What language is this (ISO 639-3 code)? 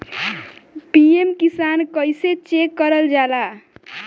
bho